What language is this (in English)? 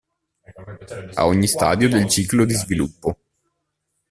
Italian